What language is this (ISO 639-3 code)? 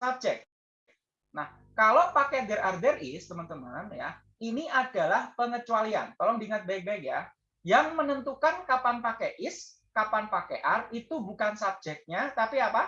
ind